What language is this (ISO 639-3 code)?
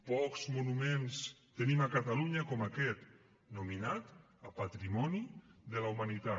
cat